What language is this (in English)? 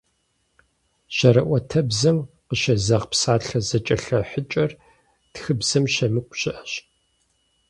Kabardian